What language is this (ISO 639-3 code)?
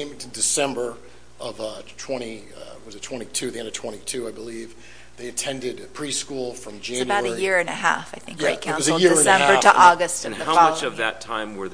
eng